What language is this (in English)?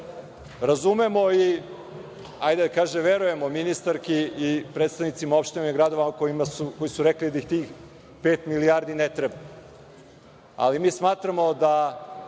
Serbian